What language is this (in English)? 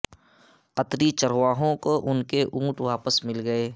Urdu